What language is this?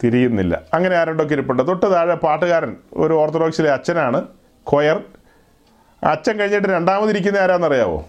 Malayalam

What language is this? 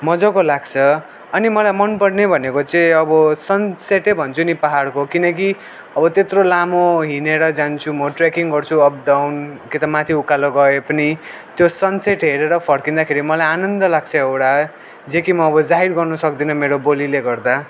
Nepali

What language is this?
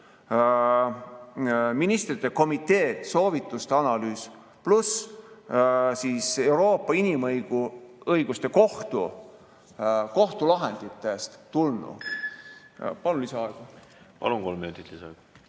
Estonian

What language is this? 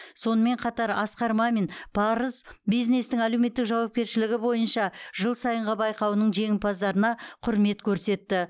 Kazakh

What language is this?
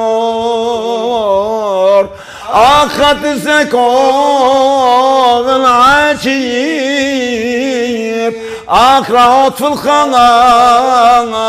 Turkish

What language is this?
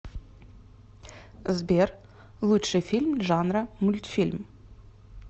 Russian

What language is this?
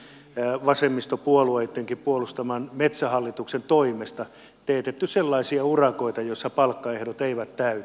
Finnish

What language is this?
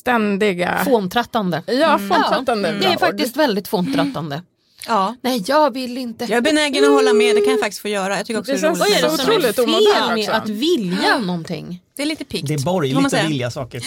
Swedish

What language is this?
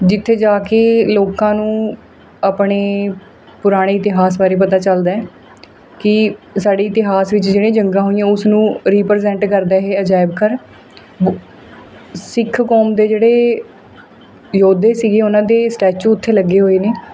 Punjabi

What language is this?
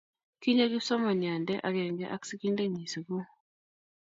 Kalenjin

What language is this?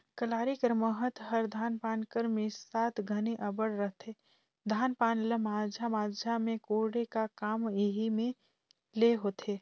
Chhattisgarhi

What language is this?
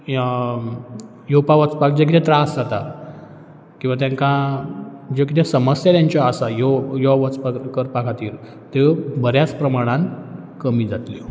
Konkani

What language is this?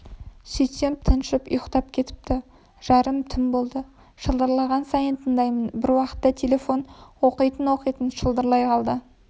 Kazakh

